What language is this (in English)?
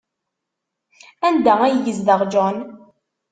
Kabyle